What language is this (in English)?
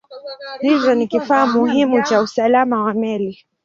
Swahili